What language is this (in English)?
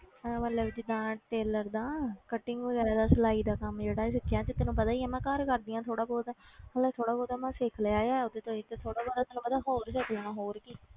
Punjabi